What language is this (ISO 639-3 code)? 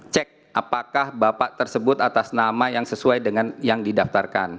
ind